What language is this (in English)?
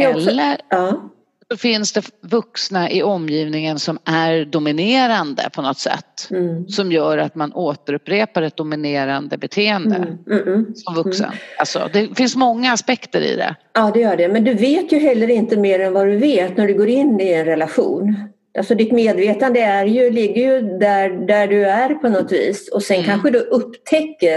Swedish